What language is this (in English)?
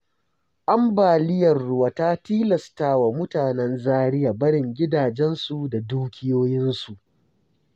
Hausa